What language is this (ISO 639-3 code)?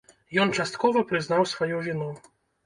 bel